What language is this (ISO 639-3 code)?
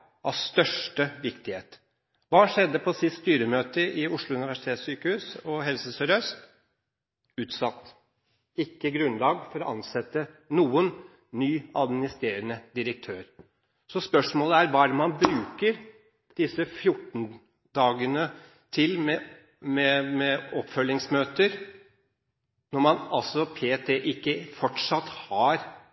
nob